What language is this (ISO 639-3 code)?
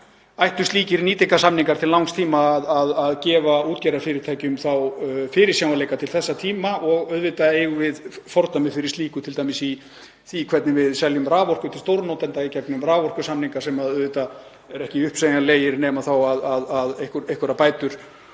isl